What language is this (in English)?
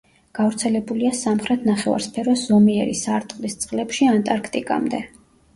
Georgian